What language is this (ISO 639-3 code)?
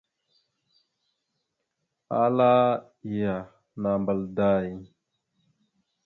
mxu